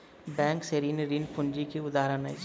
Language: Maithili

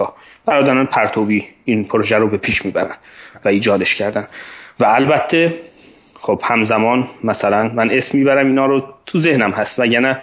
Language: Persian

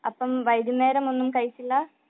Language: Malayalam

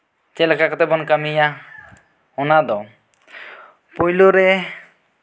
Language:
Santali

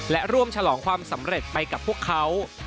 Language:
Thai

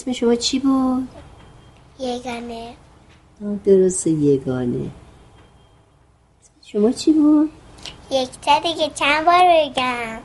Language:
Persian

